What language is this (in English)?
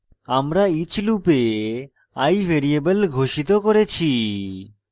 Bangla